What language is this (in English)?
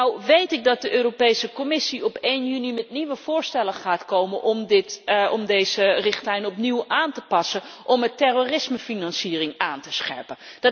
Dutch